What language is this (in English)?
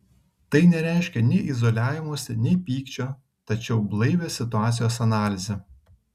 Lithuanian